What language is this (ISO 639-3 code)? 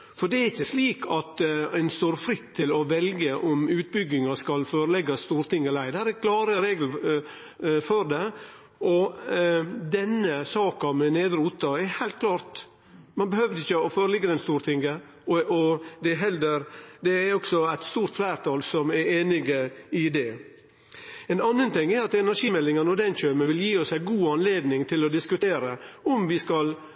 nno